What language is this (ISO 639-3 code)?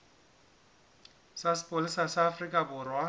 sot